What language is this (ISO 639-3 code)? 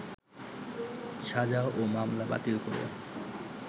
ben